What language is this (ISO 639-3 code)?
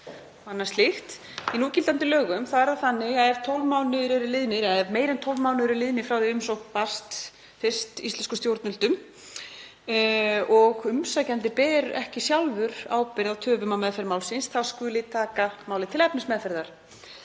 isl